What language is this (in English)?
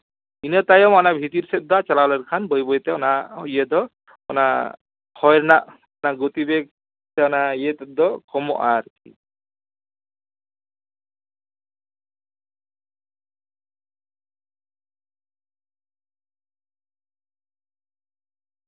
Santali